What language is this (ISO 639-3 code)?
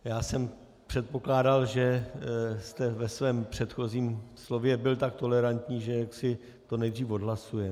ces